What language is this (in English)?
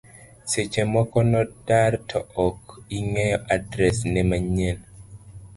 Luo (Kenya and Tanzania)